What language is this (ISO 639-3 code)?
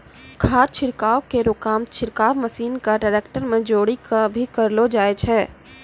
mai